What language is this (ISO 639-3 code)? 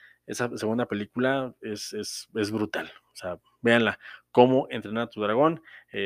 spa